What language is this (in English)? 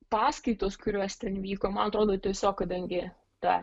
Lithuanian